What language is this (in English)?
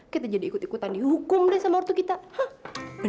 Indonesian